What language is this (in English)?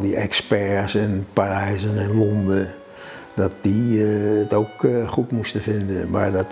Dutch